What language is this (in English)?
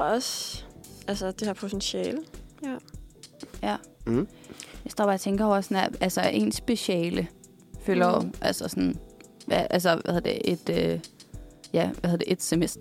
Danish